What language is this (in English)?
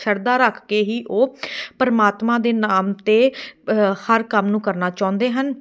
Punjabi